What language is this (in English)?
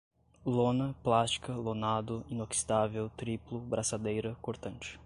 Portuguese